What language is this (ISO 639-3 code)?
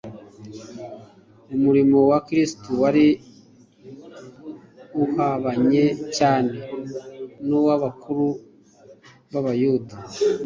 kin